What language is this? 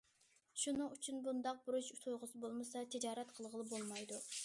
Uyghur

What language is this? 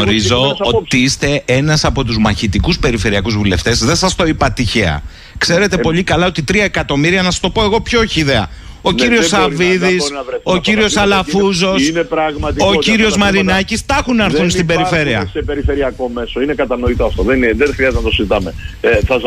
Greek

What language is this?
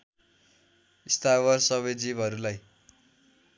Nepali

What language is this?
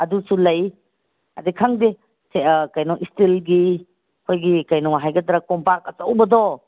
Manipuri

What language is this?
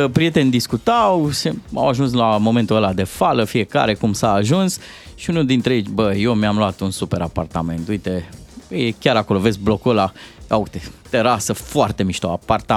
Romanian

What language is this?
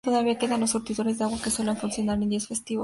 Spanish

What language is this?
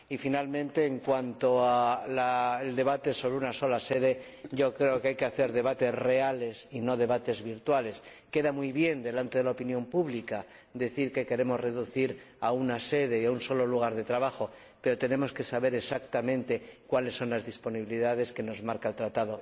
Spanish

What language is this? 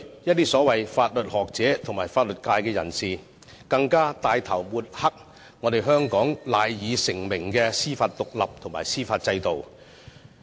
Cantonese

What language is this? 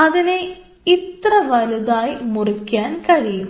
Malayalam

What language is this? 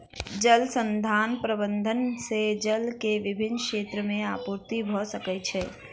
Maithili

